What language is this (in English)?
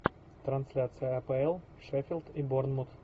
Russian